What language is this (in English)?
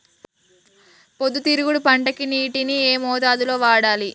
Telugu